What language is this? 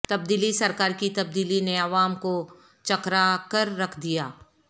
Urdu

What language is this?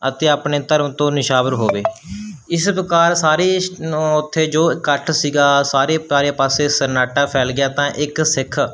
Punjabi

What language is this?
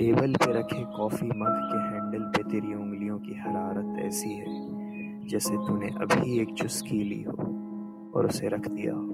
Urdu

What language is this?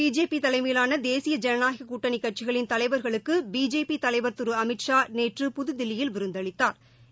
Tamil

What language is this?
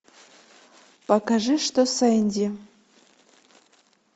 Russian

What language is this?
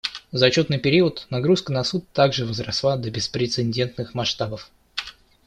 Russian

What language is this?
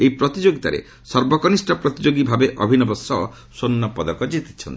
Odia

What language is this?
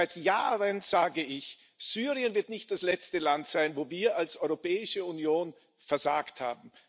German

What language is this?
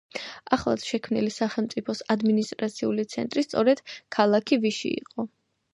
Georgian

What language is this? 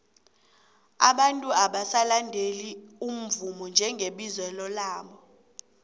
South Ndebele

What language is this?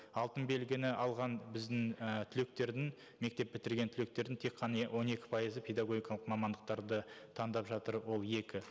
Kazakh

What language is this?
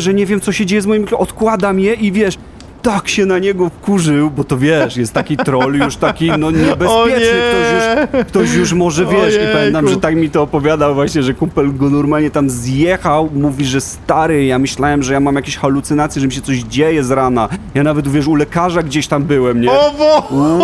Polish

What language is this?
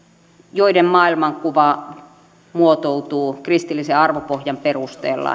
Finnish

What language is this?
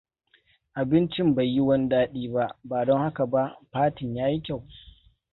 Hausa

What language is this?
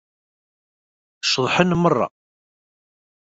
Kabyle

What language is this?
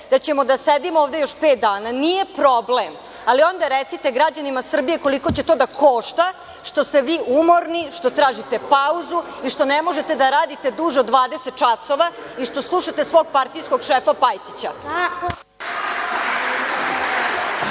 Serbian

